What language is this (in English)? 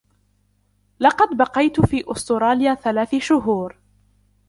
Arabic